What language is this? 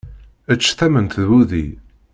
Kabyle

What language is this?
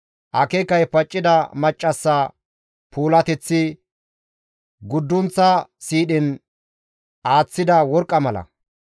Gamo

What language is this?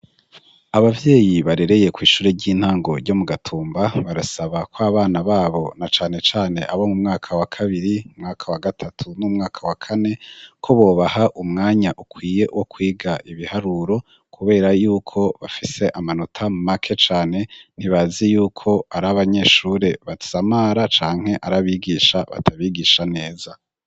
Rundi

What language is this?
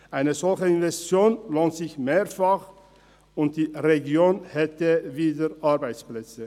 Swiss German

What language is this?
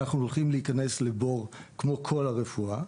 Hebrew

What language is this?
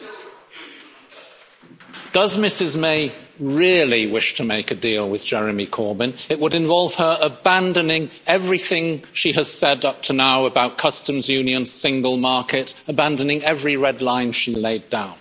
English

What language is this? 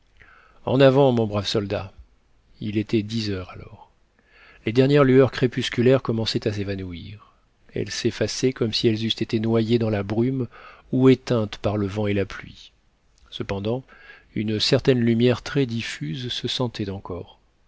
French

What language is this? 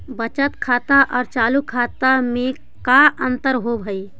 Magahi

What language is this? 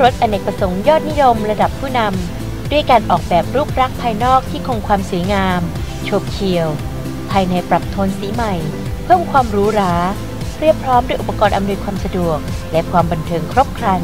Thai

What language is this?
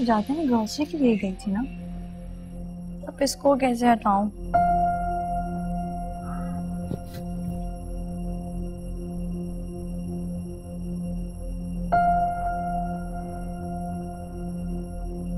Hindi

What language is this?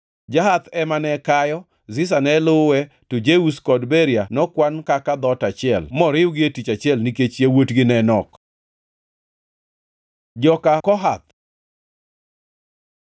Luo (Kenya and Tanzania)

